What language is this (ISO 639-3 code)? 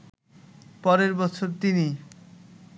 ben